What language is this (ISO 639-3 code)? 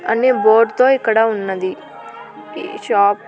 tel